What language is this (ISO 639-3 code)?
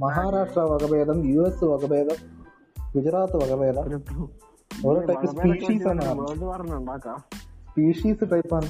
mal